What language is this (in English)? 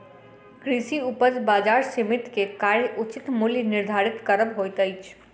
Maithili